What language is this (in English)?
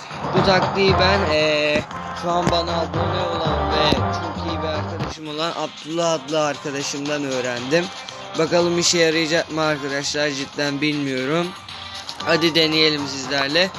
Turkish